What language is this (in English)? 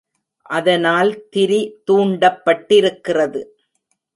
Tamil